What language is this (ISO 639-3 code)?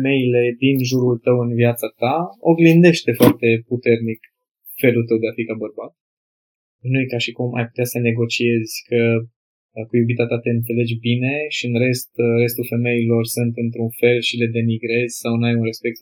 ron